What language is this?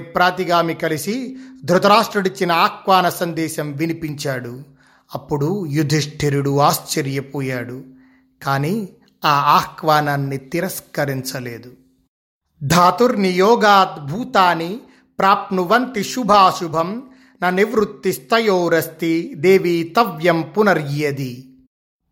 Telugu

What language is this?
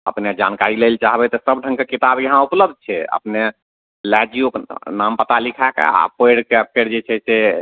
Maithili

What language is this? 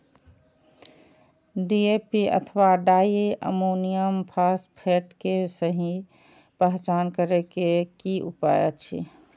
Maithili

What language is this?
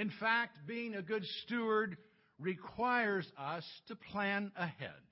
English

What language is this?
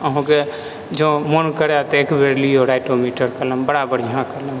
Maithili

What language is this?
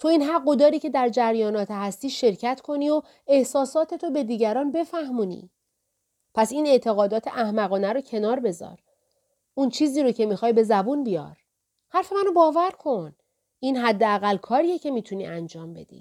Persian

